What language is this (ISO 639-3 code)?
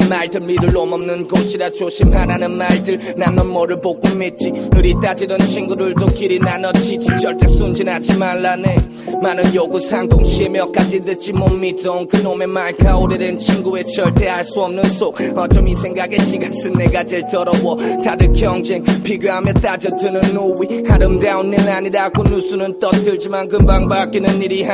kor